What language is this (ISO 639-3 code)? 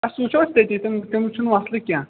kas